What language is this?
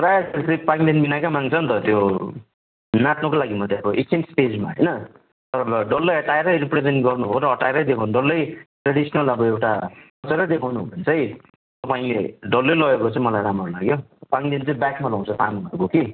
Nepali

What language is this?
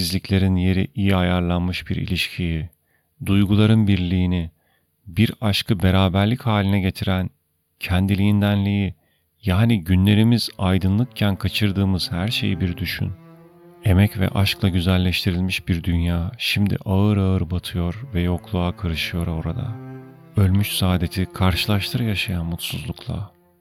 Turkish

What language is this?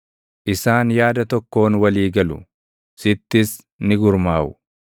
Oromo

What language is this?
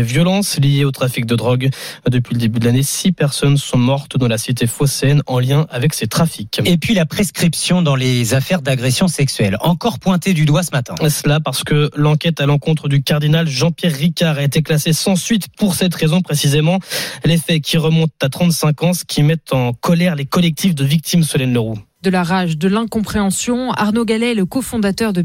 French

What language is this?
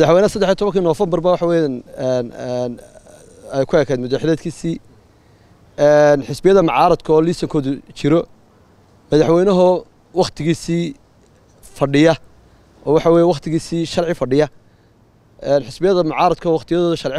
Arabic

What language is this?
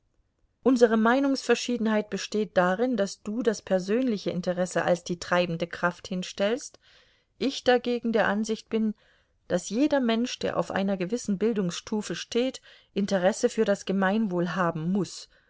German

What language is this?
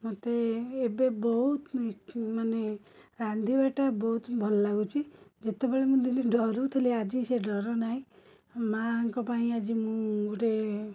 Odia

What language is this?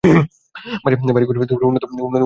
Bangla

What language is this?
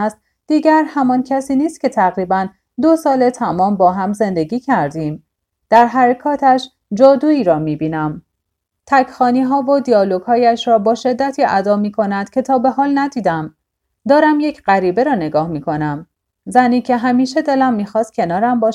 Persian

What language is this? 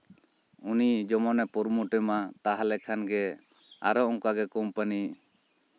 Santali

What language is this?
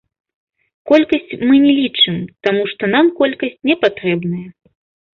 Belarusian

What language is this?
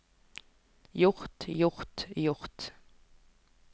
Norwegian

